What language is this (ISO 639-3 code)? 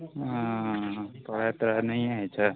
mai